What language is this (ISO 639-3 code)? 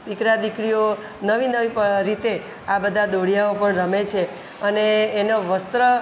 guj